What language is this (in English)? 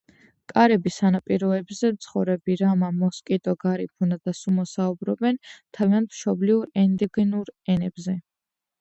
Georgian